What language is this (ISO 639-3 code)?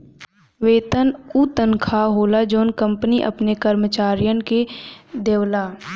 bho